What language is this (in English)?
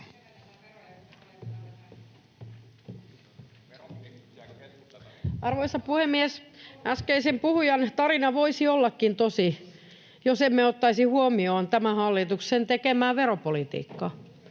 Finnish